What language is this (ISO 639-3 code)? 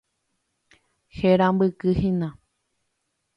grn